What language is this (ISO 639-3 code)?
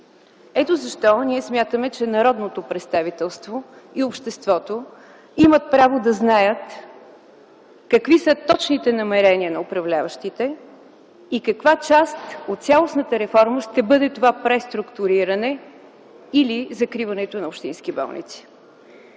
bul